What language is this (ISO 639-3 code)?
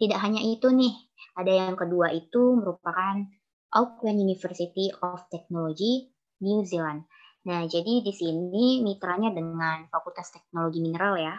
ind